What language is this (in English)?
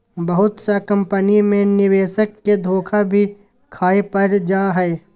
Magahi